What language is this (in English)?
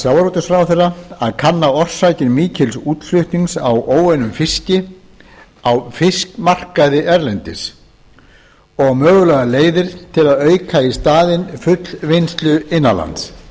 Icelandic